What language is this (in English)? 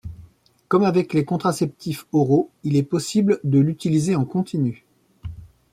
French